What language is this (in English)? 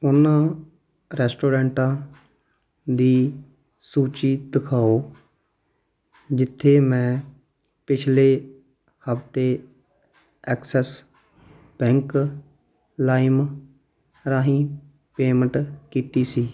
Punjabi